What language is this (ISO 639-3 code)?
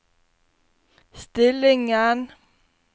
nor